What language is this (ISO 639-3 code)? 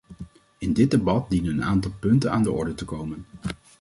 nld